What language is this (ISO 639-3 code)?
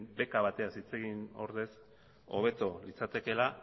eus